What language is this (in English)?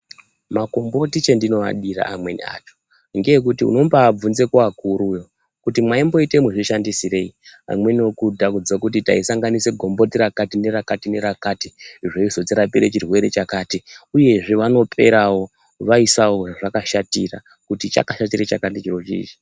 Ndau